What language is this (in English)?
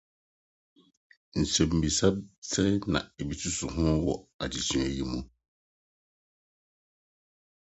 Akan